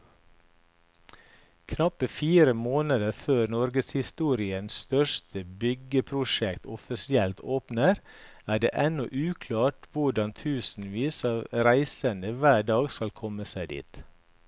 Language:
Norwegian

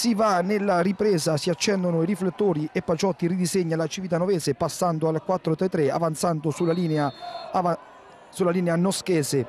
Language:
Italian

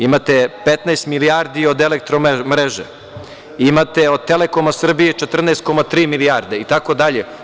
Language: Serbian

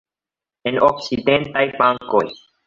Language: Esperanto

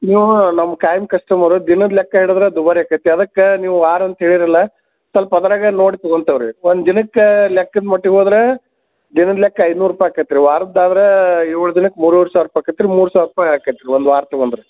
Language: Kannada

